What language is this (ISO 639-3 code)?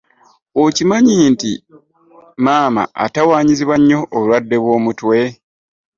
lug